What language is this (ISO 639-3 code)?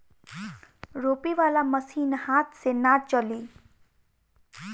bho